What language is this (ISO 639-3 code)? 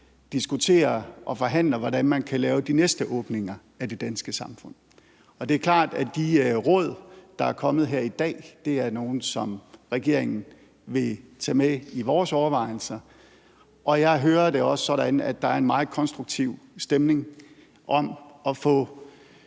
dan